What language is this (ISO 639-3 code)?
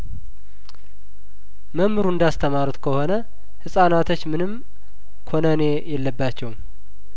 amh